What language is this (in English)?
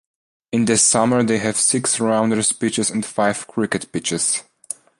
English